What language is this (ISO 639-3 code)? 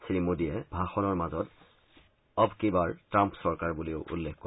asm